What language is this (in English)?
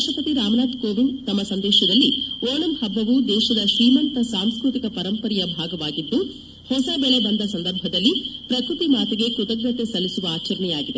Kannada